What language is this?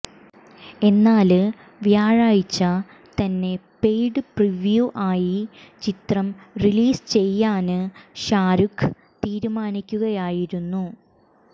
Malayalam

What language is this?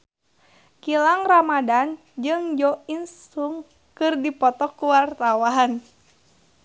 Sundanese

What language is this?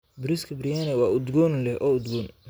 Somali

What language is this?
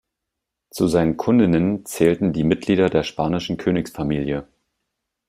German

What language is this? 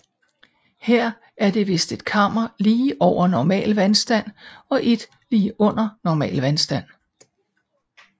Danish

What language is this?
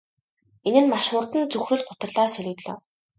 Mongolian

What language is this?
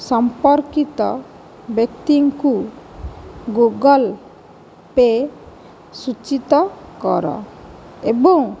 Odia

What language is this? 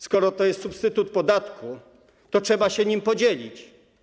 Polish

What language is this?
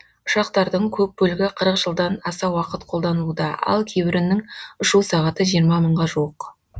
Kazakh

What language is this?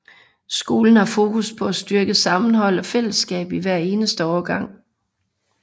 Danish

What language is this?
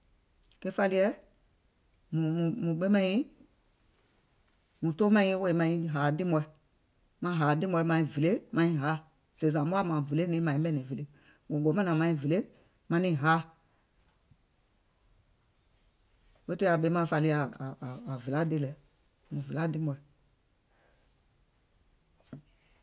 Gola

